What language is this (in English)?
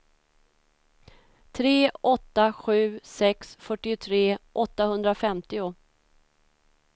Swedish